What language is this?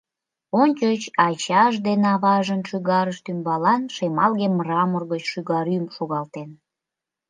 Mari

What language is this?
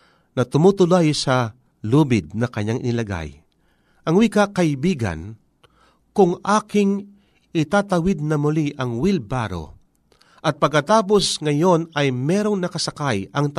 Filipino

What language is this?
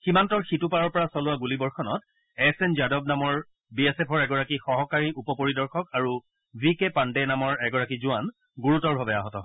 Assamese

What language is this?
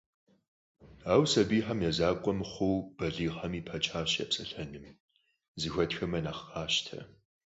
Kabardian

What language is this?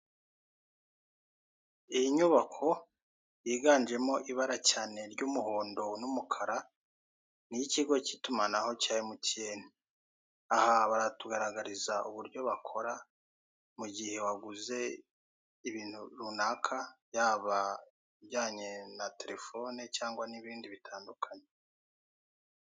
Kinyarwanda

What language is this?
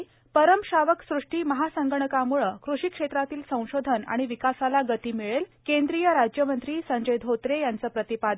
Marathi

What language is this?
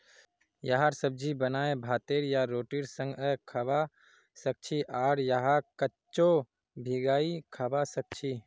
Magahi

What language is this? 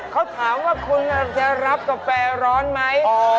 Thai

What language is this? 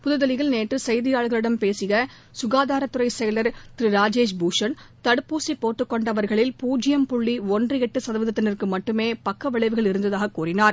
Tamil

